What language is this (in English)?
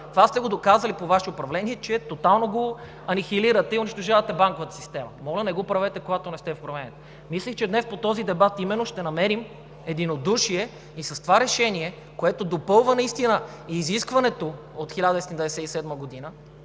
Bulgarian